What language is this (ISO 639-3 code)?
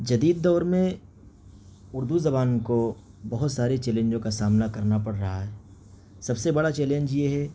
urd